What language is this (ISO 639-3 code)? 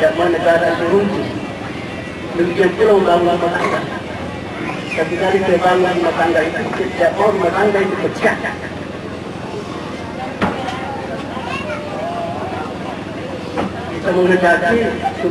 ind